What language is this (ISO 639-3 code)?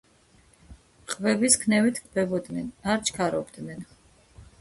kat